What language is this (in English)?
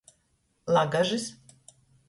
Latgalian